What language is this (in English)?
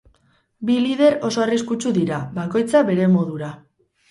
Basque